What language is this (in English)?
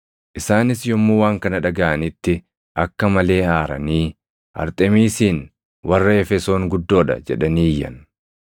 Oromo